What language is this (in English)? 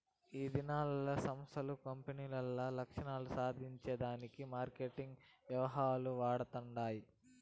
Telugu